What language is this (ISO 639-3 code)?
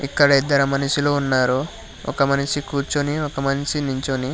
tel